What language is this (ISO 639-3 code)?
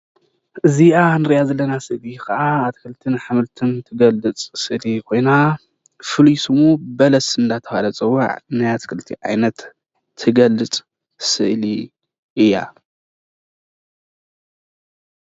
tir